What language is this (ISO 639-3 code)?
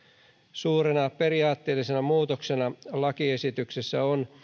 fin